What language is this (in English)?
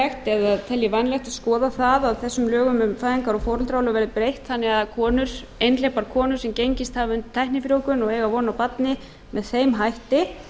Icelandic